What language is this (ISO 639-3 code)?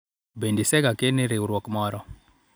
luo